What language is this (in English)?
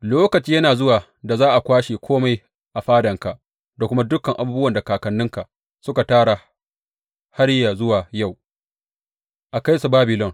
Hausa